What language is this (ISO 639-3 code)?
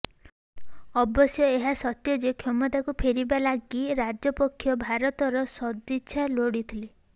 ori